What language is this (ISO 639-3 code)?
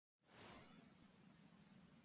isl